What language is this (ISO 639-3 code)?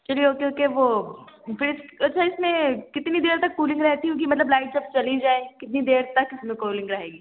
urd